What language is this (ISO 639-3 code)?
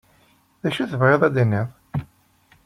kab